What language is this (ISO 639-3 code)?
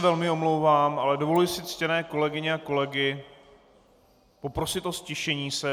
ces